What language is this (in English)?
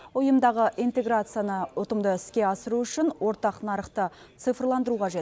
Kazakh